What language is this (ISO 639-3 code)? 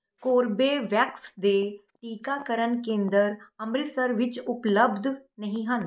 pan